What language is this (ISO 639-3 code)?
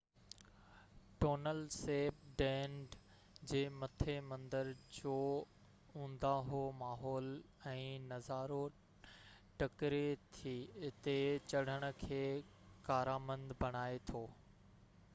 snd